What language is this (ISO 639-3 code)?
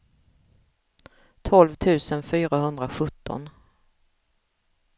swe